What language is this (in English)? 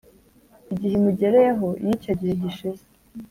Kinyarwanda